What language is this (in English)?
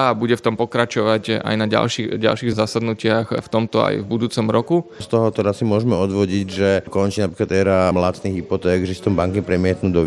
Slovak